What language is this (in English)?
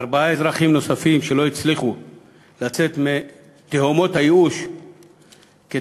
Hebrew